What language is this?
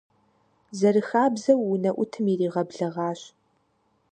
Kabardian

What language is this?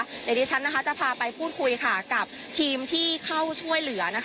Thai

